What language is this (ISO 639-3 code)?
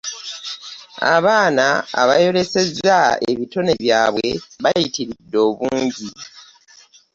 lug